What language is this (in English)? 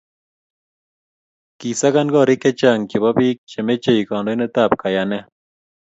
Kalenjin